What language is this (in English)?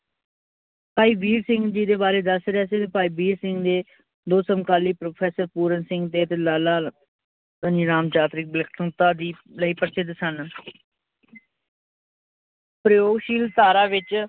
Punjabi